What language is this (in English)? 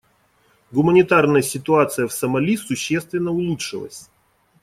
Russian